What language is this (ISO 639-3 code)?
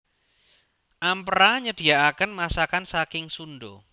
jav